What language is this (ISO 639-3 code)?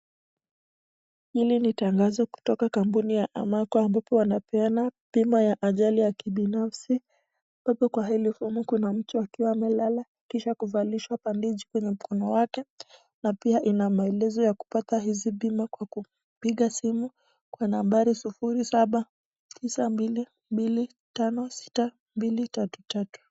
swa